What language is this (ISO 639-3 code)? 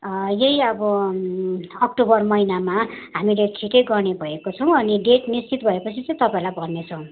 nep